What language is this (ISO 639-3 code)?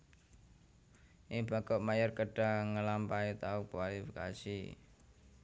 jav